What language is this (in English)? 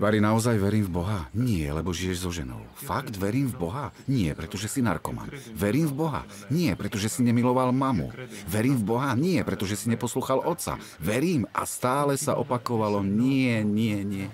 Slovak